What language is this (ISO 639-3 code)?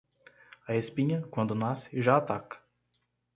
por